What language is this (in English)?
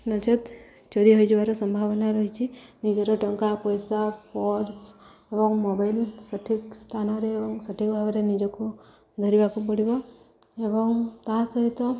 Odia